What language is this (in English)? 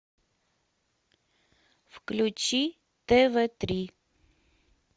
Russian